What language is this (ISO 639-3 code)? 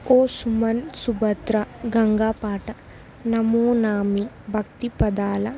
tel